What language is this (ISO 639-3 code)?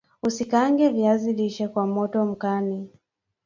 swa